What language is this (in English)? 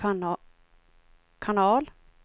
Swedish